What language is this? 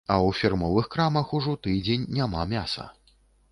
Belarusian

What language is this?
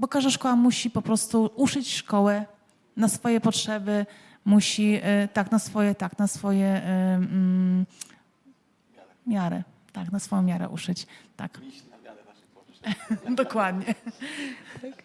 Polish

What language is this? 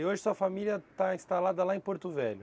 Portuguese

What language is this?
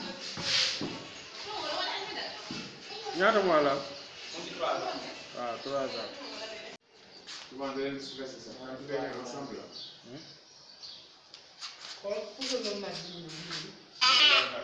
Romanian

